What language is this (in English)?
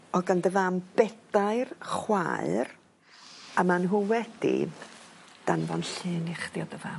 Welsh